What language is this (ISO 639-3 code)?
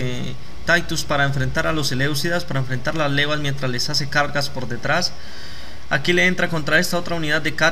spa